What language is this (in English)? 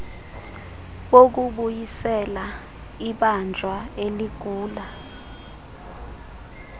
Xhosa